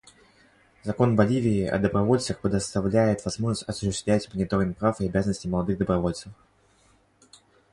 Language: Russian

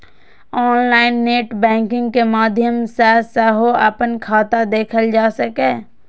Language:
Maithili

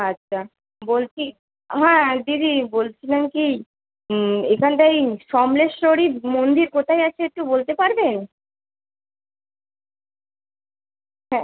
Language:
Bangla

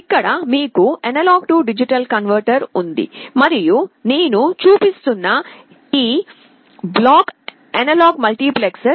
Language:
Telugu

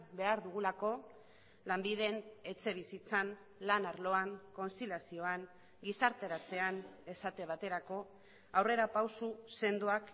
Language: Basque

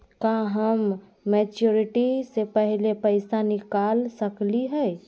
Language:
Magahi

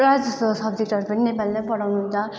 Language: Nepali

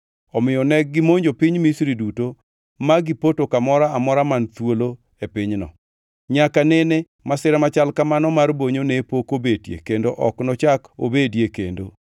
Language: Luo (Kenya and Tanzania)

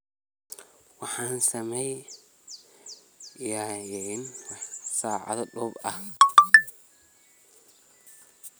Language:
Somali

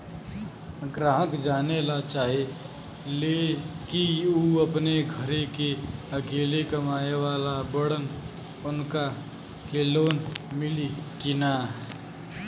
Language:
Bhojpuri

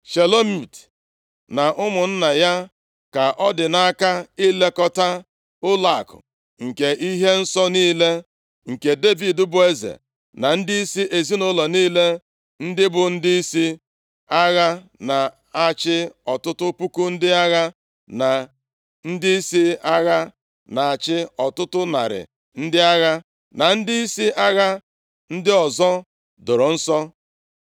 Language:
Igbo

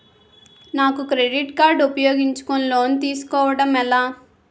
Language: Telugu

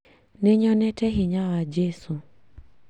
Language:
Kikuyu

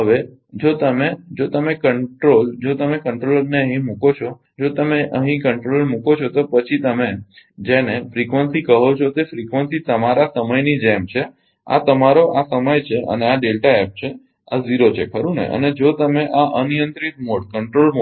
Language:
Gujarati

